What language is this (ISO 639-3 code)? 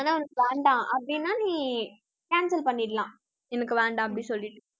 tam